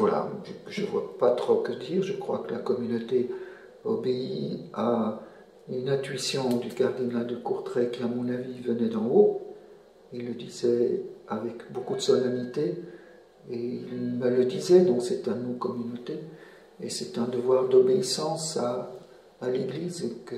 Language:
French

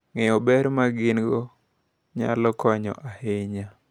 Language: Luo (Kenya and Tanzania)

